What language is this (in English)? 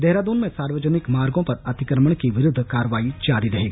Hindi